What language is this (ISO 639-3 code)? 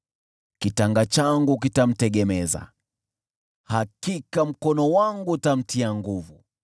swa